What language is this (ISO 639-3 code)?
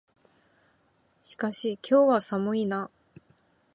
jpn